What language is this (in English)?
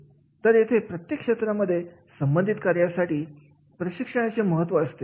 Marathi